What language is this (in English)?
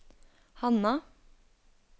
Norwegian